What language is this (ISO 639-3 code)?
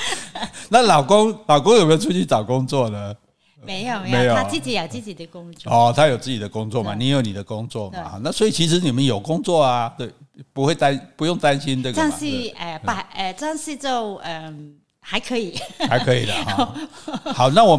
zho